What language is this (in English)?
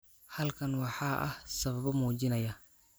Somali